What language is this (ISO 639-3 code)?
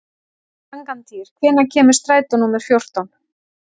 isl